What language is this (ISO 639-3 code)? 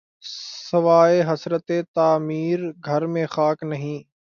urd